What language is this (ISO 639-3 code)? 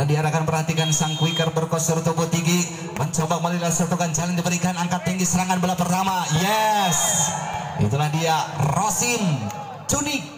ind